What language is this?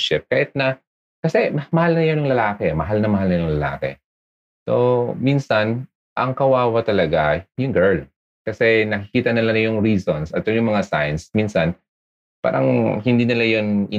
Filipino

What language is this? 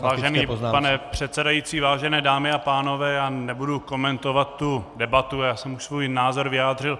Czech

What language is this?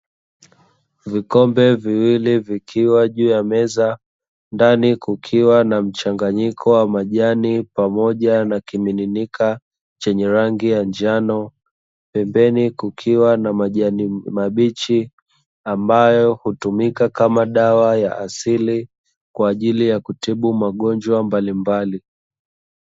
Swahili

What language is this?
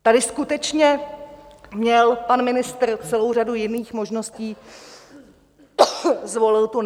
Czech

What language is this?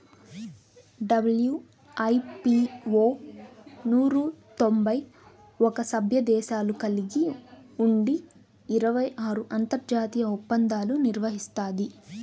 Telugu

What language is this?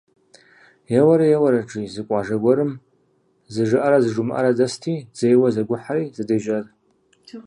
Kabardian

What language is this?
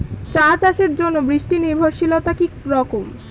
Bangla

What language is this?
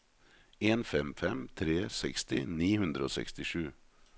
Norwegian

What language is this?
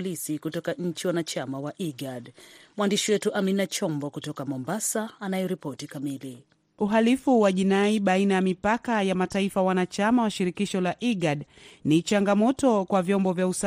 Swahili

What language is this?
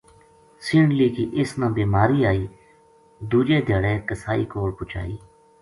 Gujari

